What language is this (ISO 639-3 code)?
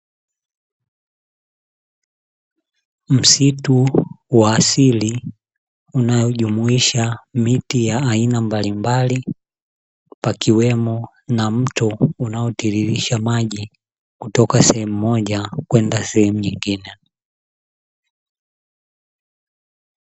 swa